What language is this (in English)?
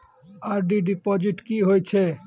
Maithili